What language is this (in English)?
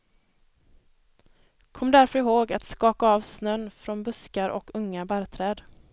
Swedish